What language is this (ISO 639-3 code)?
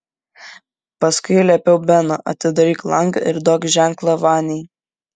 lit